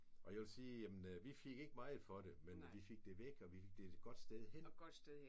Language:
Danish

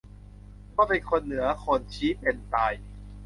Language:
Thai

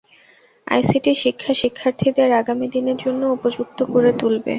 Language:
Bangla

